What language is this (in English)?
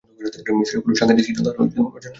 Bangla